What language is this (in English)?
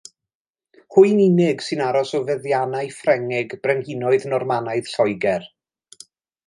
Welsh